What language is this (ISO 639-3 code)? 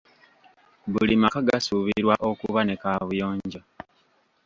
lug